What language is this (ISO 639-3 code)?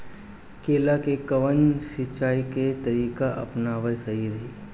bho